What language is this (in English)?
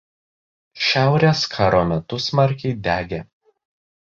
Lithuanian